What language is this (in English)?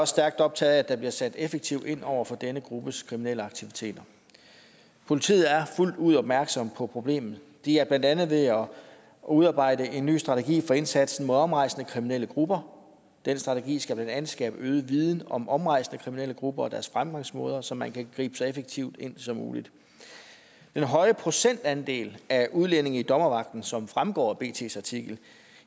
Danish